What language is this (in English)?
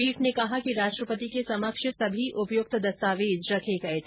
Hindi